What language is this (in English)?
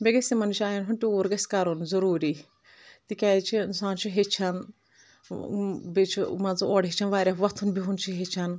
Kashmiri